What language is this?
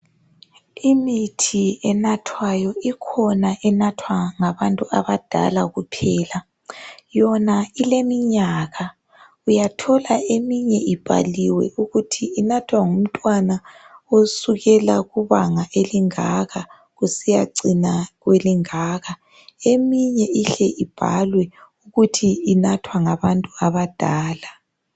North Ndebele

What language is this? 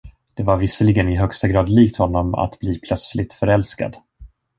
Swedish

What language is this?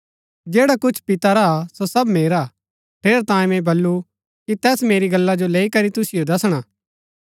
Gaddi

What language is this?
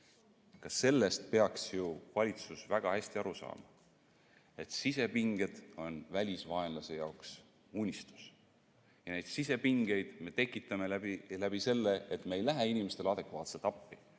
Estonian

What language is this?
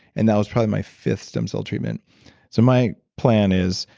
English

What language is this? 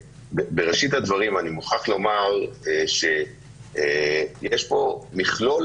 Hebrew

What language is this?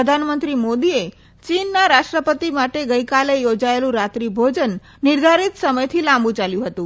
Gujarati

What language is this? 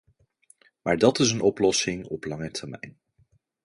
Dutch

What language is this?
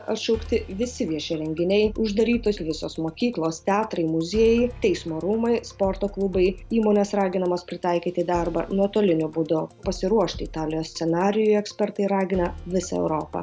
Lithuanian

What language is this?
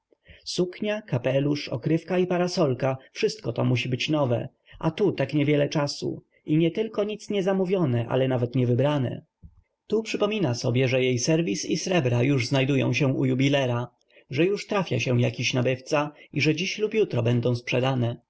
Polish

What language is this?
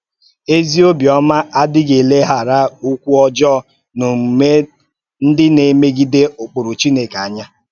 Igbo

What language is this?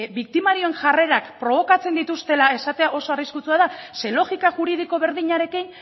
Basque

